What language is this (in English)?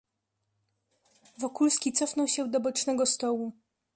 Polish